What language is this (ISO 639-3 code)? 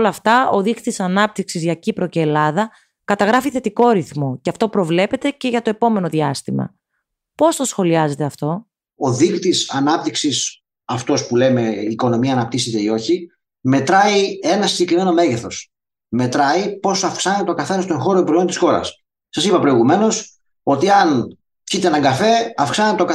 ell